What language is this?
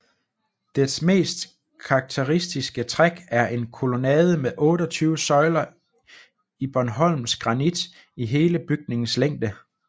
Danish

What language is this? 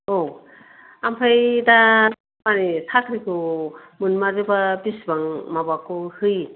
Bodo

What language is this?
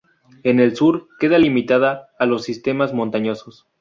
Spanish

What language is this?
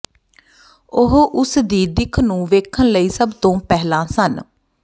Punjabi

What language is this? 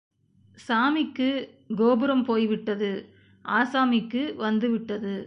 Tamil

